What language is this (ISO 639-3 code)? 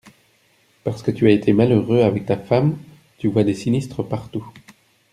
fra